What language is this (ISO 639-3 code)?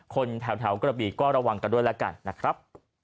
tha